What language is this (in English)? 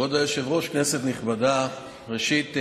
Hebrew